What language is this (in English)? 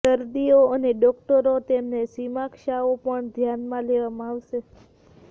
Gujarati